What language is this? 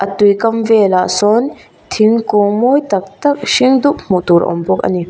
Mizo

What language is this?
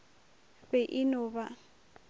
Northern Sotho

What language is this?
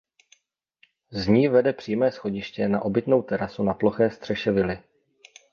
Czech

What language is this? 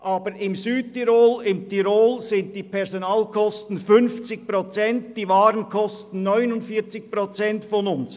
Swiss German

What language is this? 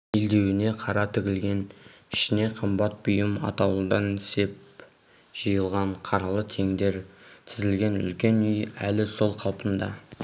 Kazakh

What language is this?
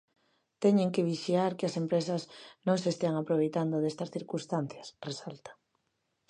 Galician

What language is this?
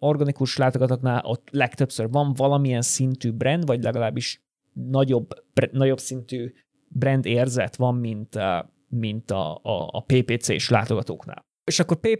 Hungarian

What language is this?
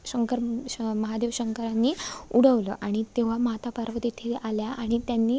Marathi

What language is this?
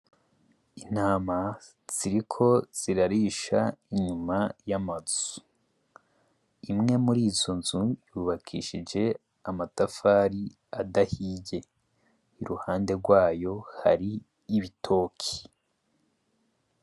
Rundi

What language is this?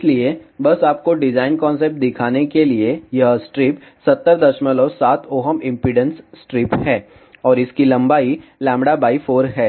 Hindi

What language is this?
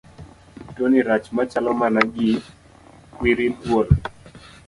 Luo (Kenya and Tanzania)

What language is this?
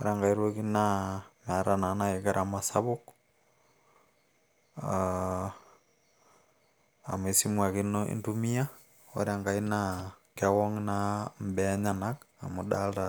Masai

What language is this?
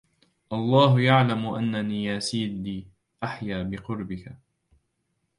Arabic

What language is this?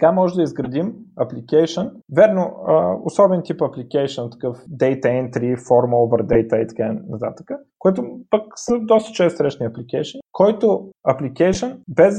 Bulgarian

